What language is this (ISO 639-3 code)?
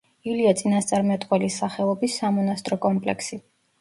kat